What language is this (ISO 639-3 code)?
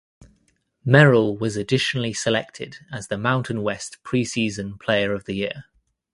eng